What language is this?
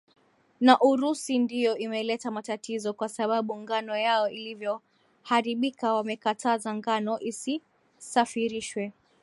Swahili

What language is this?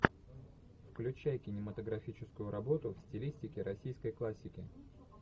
Russian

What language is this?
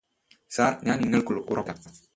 Malayalam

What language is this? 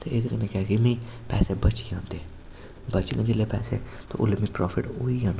Dogri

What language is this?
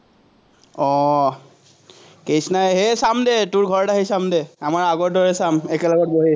Assamese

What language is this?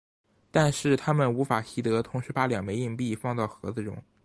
Chinese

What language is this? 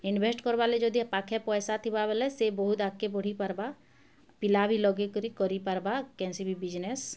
Odia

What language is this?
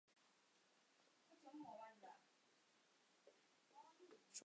Chinese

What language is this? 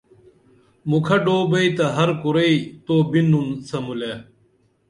Dameli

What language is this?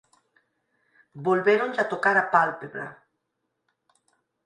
Galician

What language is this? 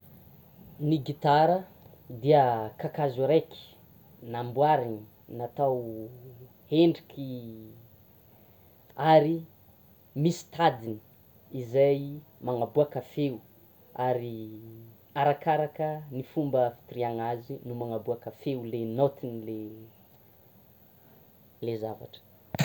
Tsimihety Malagasy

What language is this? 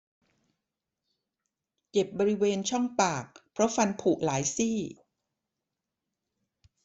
Thai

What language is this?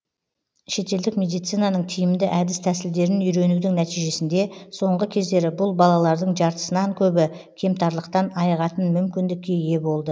Kazakh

